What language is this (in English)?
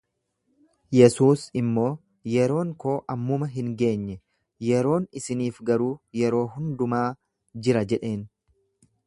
Oromo